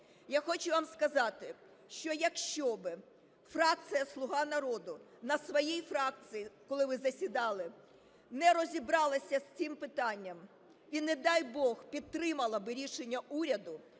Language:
Ukrainian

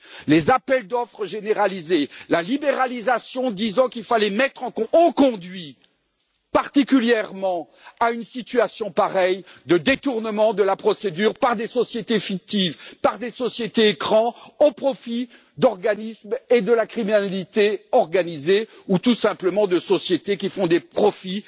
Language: French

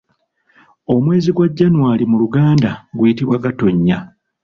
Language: Ganda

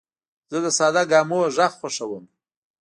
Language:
Pashto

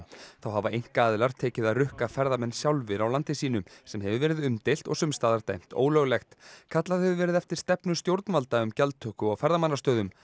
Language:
Icelandic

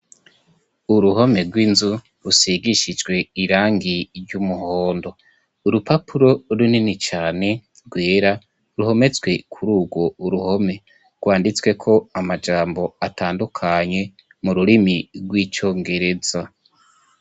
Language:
Rundi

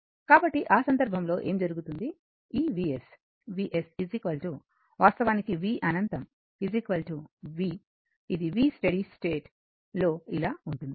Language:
Telugu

